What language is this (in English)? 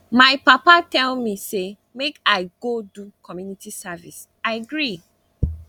Nigerian Pidgin